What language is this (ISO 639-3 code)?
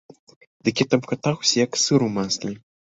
bel